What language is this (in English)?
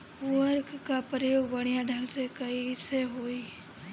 Bhojpuri